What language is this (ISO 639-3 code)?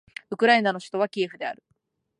jpn